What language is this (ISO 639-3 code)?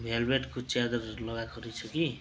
nep